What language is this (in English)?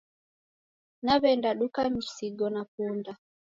Taita